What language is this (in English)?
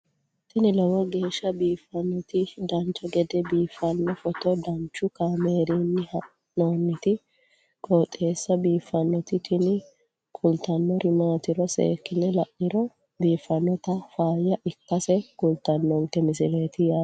Sidamo